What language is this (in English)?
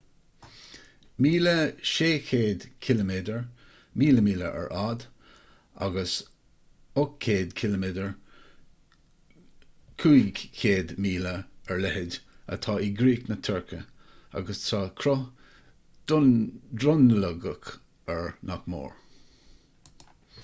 Irish